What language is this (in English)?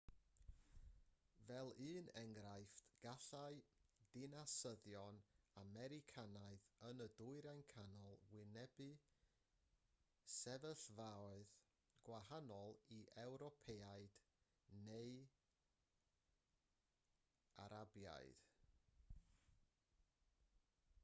Welsh